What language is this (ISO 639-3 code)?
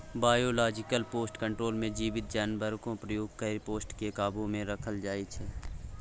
mai